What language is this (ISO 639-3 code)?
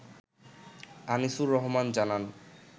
ben